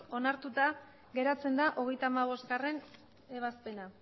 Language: Basque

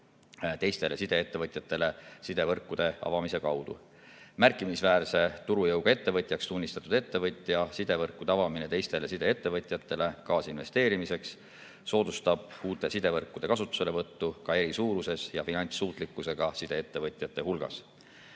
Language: Estonian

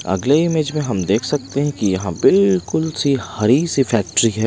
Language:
Hindi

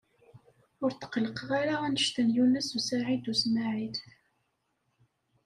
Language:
Kabyle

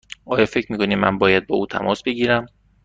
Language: Persian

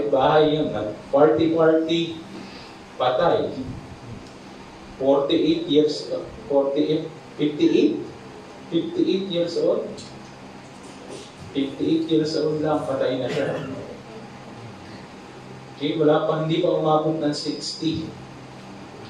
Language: Filipino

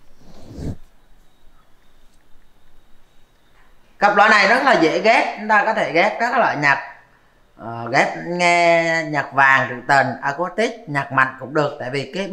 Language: Vietnamese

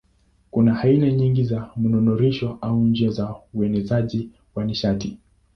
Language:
Swahili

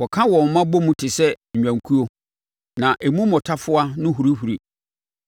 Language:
Akan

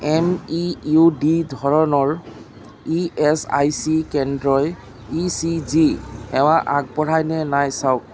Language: Assamese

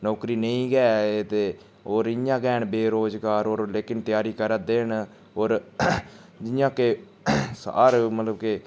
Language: Dogri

